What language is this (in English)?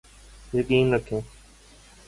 Urdu